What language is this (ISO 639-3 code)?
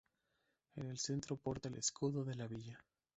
spa